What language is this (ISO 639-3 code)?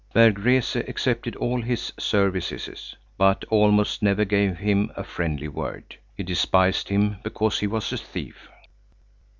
eng